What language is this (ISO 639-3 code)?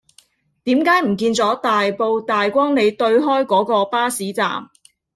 yue